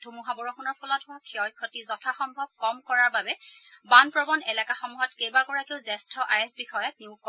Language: Assamese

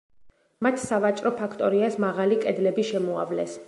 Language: Georgian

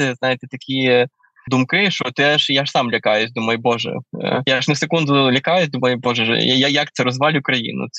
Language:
Ukrainian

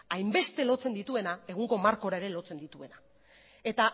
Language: Basque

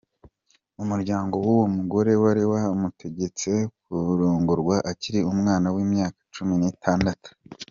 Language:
Kinyarwanda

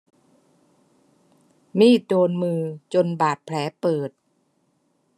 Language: Thai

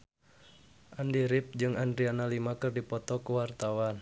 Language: Sundanese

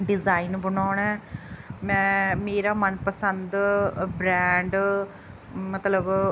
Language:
Punjabi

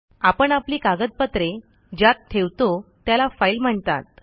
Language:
Marathi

